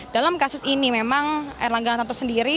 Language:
Indonesian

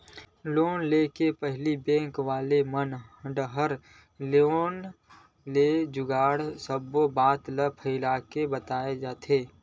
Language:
Chhattisgarhi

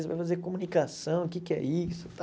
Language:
Portuguese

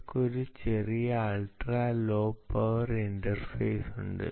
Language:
Malayalam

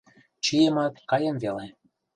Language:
Mari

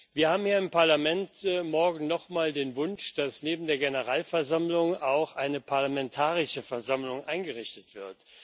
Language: German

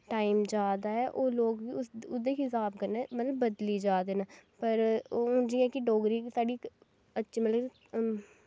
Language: Dogri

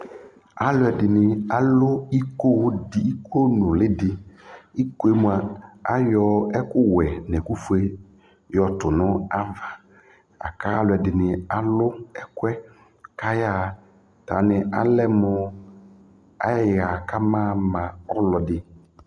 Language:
Ikposo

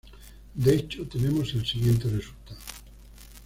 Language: Spanish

